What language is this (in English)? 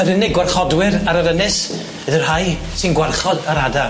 Welsh